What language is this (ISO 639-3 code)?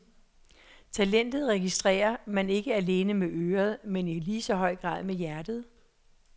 dan